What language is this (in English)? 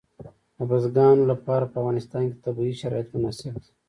Pashto